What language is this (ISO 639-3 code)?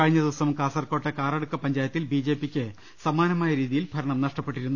mal